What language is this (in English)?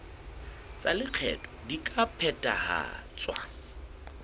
Southern Sotho